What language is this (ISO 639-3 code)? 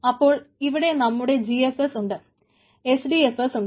mal